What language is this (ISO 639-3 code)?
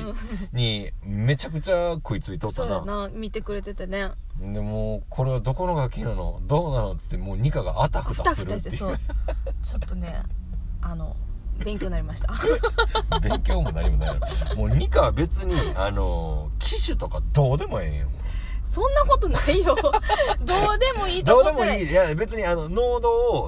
jpn